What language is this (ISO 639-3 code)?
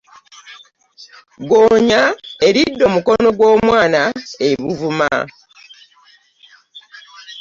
lug